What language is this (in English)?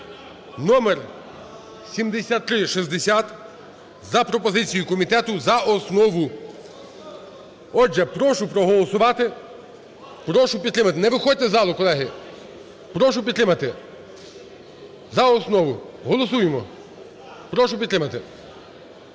Ukrainian